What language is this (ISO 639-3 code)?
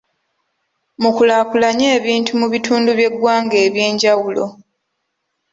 lug